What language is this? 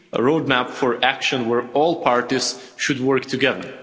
English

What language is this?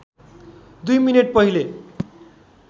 Nepali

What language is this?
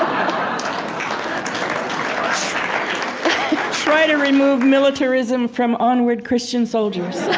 English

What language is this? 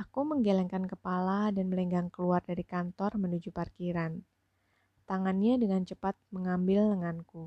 Indonesian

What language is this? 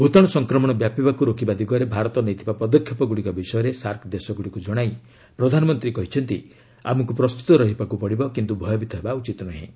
Odia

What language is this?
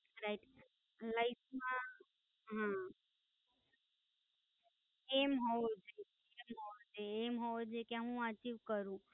Gujarati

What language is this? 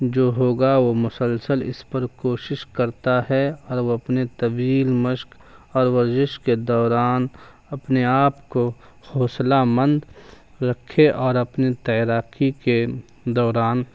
Urdu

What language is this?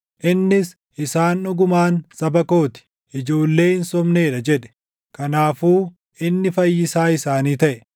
Oromo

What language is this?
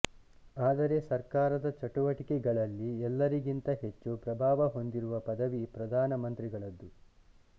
Kannada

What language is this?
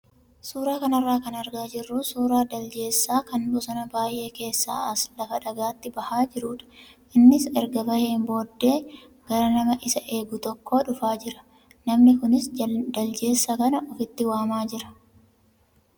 Oromo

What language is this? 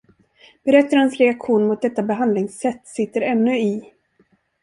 Swedish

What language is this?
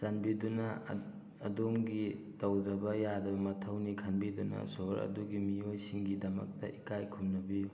Manipuri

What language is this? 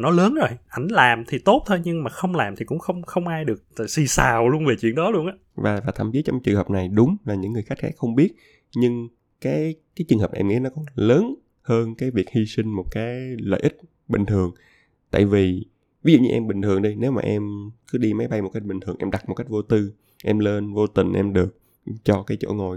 Vietnamese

